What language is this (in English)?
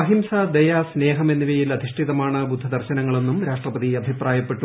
Malayalam